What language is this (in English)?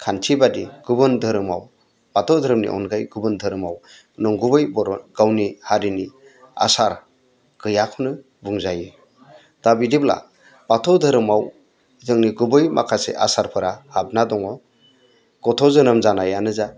Bodo